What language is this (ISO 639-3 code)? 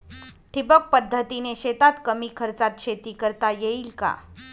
mar